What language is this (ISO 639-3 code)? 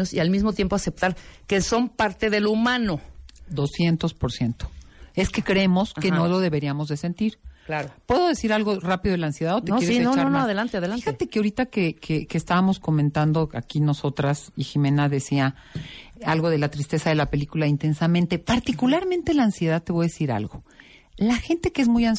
spa